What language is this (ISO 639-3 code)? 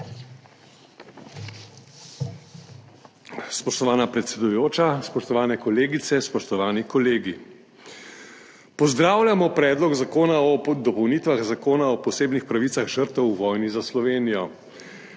slv